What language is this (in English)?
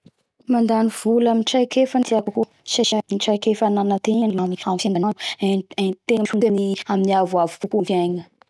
Bara Malagasy